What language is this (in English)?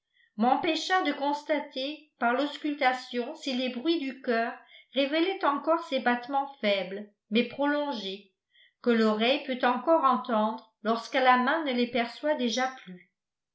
French